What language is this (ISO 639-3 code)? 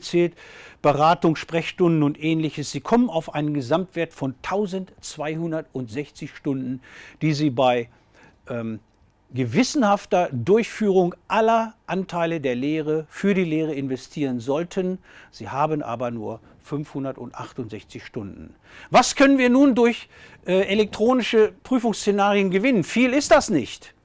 deu